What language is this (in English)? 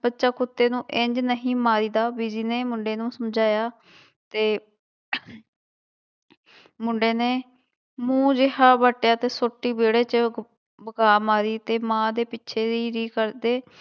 Punjabi